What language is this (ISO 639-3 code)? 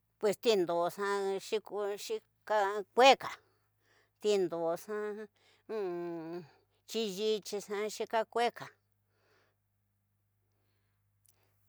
mtx